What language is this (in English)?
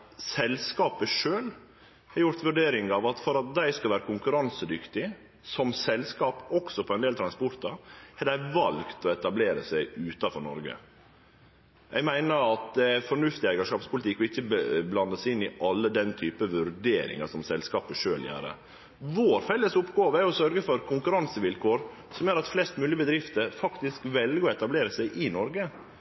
Norwegian Nynorsk